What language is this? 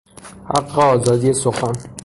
Persian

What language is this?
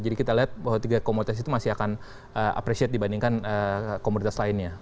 Indonesian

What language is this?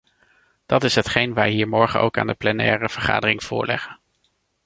Dutch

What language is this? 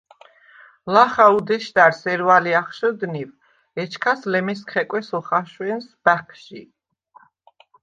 Svan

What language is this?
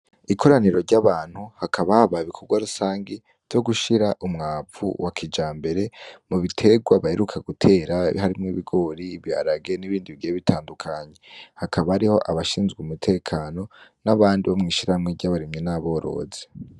Rundi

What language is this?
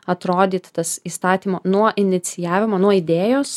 Lithuanian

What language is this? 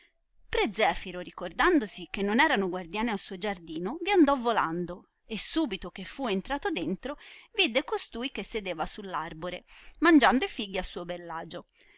Italian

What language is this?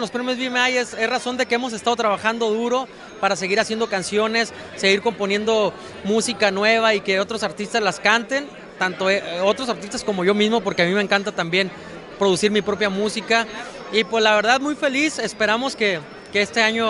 Spanish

